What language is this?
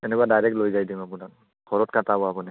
Assamese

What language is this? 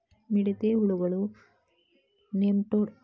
Kannada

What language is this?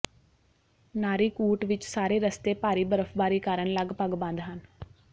Punjabi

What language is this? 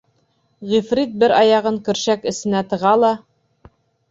Bashkir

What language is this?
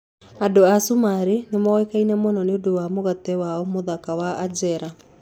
Kikuyu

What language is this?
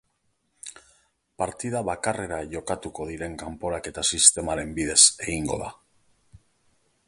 Basque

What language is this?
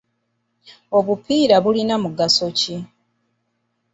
Ganda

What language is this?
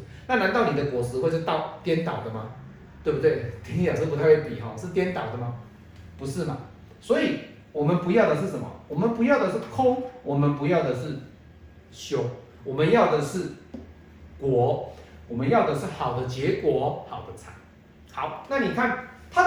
Chinese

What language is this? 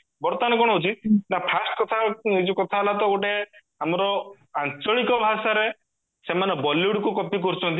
Odia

